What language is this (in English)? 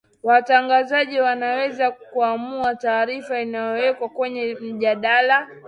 Swahili